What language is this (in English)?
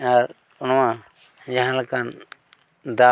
Santali